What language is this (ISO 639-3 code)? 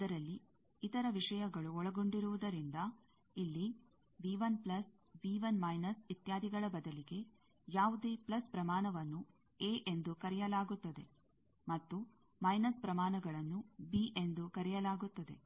kan